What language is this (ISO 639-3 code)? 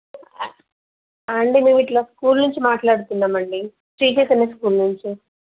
tel